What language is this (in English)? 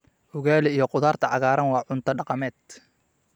Somali